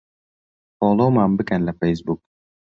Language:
Central Kurdish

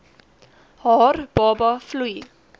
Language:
Afrikaans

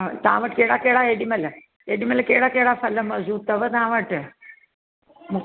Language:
Sindhi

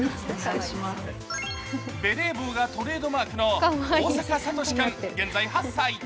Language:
Japanese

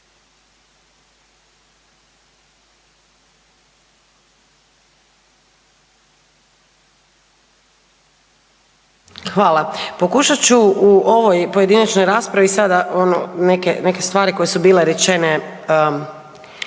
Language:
Croatian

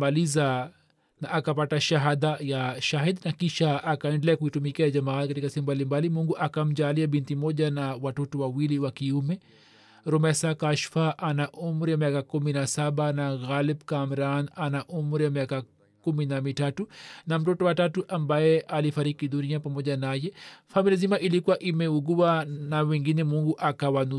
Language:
Swahili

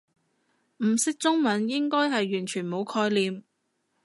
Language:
Cantonese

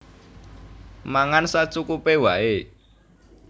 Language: Javanese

